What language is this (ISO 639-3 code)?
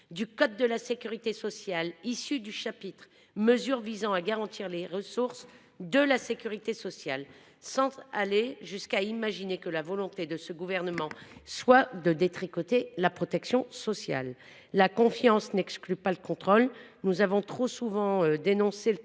fra